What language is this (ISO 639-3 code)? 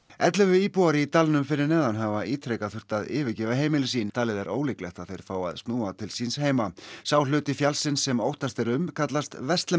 isl